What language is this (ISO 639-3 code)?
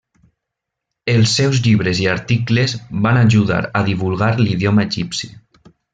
cat